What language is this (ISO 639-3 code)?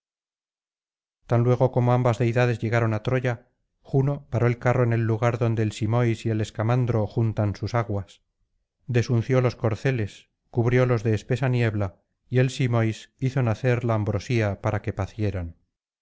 spa